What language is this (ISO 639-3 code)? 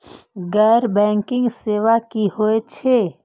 mai